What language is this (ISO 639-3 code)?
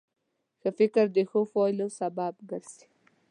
pus